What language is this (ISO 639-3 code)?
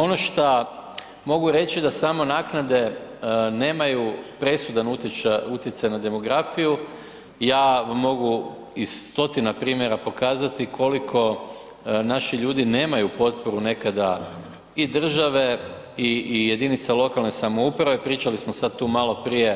hrv